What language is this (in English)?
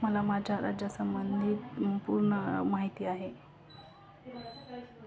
Marathi